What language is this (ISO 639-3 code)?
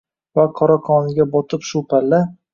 uzb